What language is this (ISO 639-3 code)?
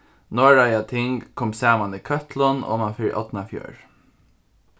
fao